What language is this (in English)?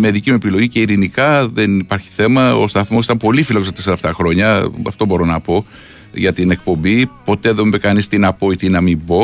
Greek